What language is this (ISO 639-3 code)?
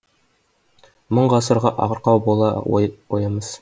kaz